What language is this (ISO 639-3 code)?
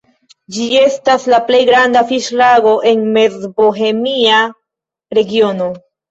epo